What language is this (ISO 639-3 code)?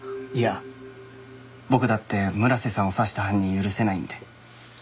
jpn